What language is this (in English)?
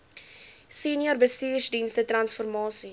Afrikaans